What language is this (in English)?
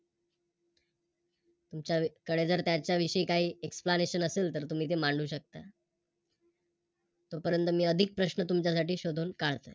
Marathi